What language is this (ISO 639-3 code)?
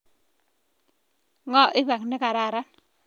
kln